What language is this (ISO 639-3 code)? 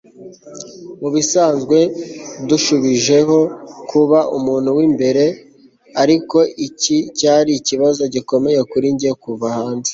kin